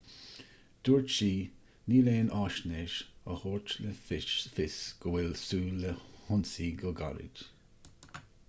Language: Irish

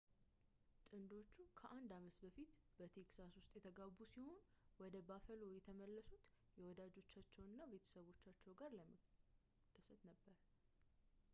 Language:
Amharic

